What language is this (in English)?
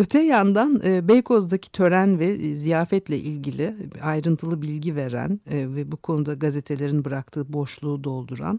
Turkish